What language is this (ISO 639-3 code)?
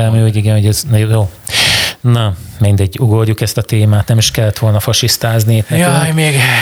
hun